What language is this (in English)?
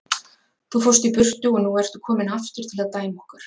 Icelandic